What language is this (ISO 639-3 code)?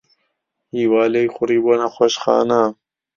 ckb